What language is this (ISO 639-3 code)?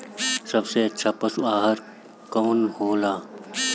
bho